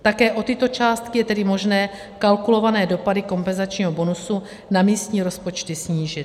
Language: Czech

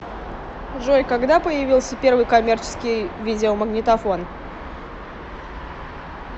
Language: Russian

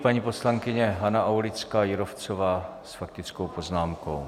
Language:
Czech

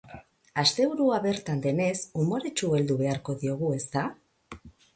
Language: Basque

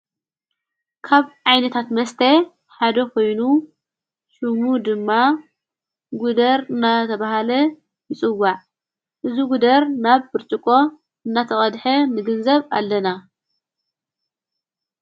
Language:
Tigrinya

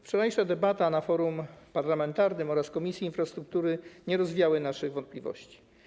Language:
Polish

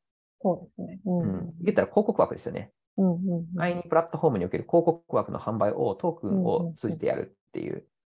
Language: Japanese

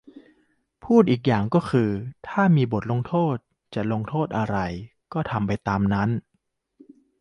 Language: Thai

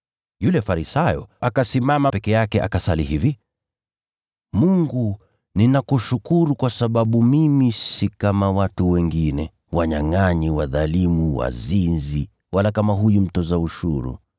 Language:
Swahili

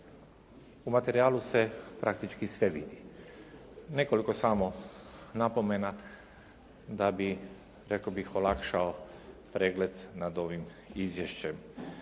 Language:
Croatian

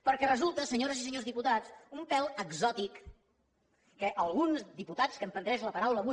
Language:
Catalan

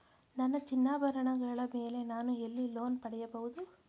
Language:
Kannada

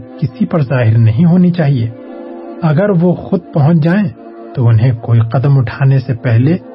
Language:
Urdu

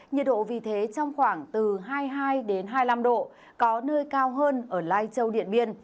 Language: Vietnamese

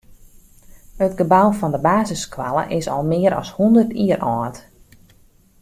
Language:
Western Frisian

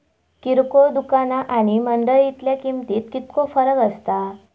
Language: Marathi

